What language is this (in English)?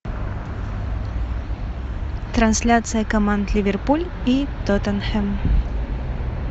Russian